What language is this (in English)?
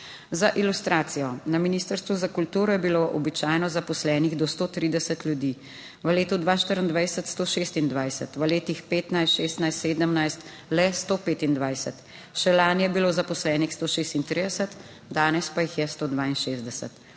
Slovenian